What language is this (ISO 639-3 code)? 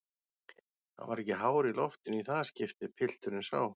isl